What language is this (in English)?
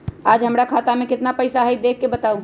Magahi